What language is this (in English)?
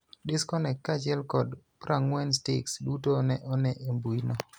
Luo (Kenya and Tanzania)